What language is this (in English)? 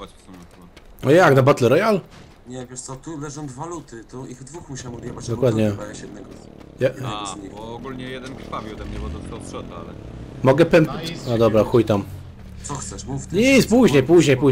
Polish